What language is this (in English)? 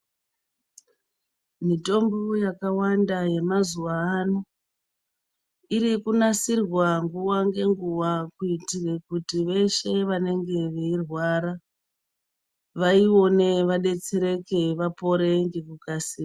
Ndau